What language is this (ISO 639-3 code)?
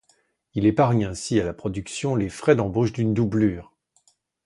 fra